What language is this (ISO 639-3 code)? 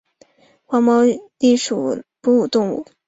zho